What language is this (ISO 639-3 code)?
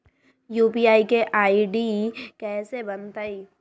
mag